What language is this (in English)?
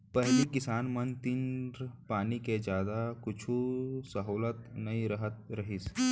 Chhattisgarhi